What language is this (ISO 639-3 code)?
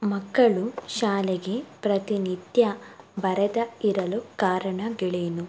kan